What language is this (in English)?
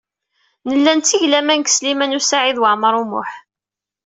Kabyle